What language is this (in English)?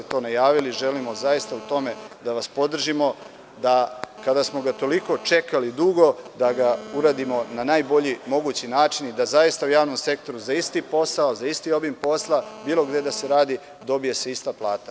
Serbian